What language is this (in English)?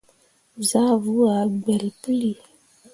Mundang